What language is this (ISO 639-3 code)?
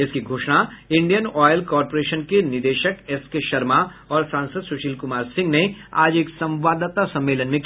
hin